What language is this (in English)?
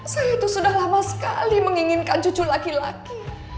Indonesian